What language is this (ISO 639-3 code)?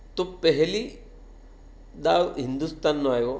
guj